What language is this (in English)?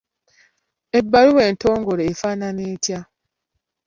Ganda